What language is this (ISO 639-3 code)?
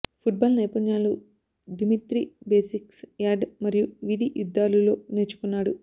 tel